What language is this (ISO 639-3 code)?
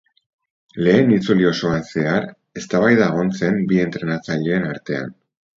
eus